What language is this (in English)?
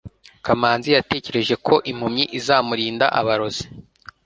Kinyarwanda